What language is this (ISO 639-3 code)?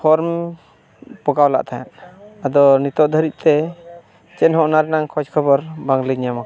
sat